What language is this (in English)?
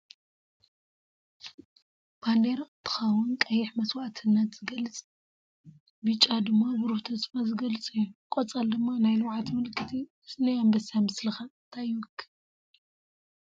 Tigrinya